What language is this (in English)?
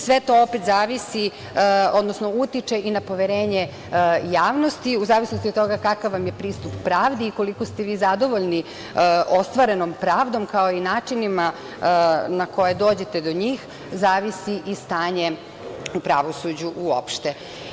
Serbian